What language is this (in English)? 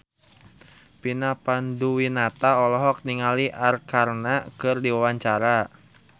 Sundanese